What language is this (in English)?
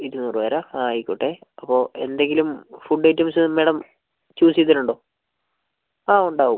Malayalam